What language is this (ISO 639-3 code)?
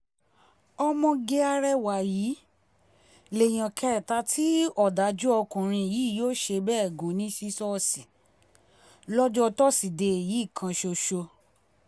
yor